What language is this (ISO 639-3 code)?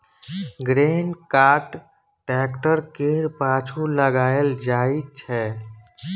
mai